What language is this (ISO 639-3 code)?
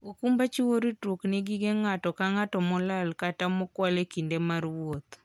luo